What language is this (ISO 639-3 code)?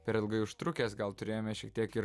lit